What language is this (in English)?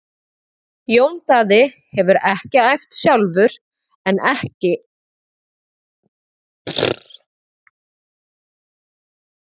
Icelandic